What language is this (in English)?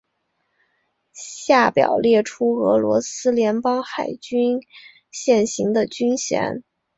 Chinese